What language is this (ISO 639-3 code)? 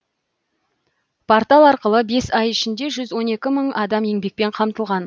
kaz